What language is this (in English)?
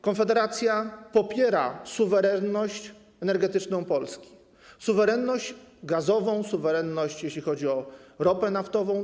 Polish